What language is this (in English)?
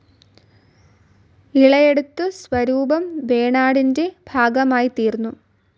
Malayalam